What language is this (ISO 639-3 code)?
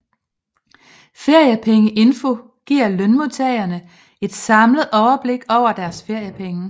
dan